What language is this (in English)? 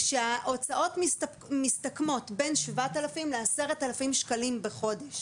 Hebrew